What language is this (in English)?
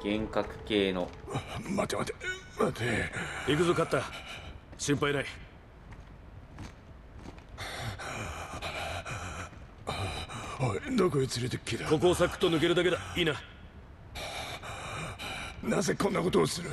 Japanese